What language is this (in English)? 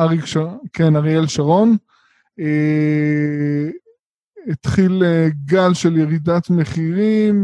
Hebrew